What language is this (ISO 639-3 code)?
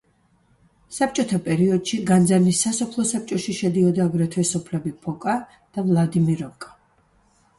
kat